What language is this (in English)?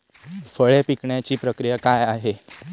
Marathi